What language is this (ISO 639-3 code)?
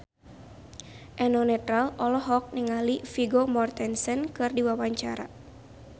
sun